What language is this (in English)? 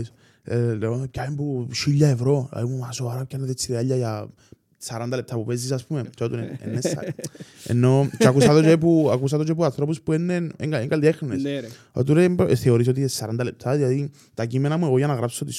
Greek